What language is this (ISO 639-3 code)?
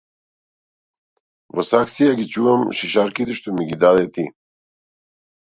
mkd